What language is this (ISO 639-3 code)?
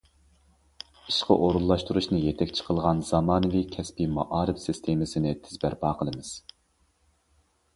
uig